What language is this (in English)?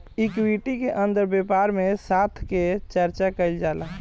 Bhojpuri